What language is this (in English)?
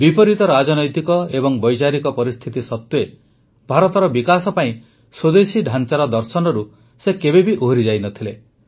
Odia